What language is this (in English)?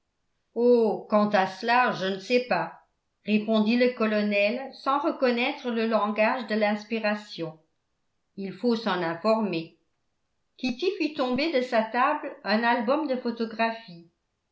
French